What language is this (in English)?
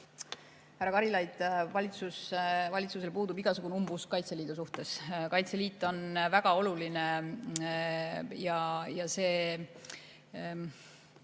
Estonian